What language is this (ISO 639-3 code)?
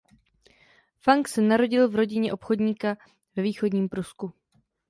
ces